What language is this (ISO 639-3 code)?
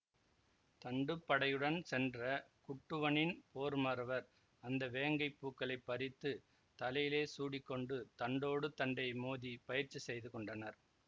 tam